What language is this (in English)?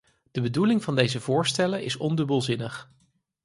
Dutch